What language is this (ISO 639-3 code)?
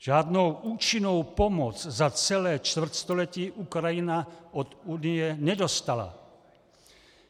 ces